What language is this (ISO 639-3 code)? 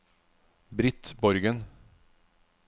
nor